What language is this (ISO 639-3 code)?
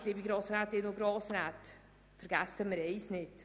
gsw